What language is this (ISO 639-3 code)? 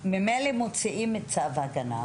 heb